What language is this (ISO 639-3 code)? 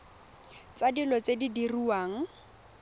tsn